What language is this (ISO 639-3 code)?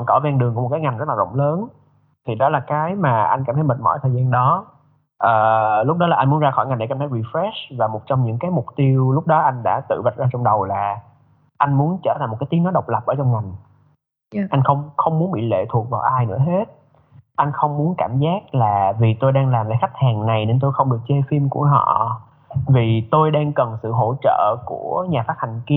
vie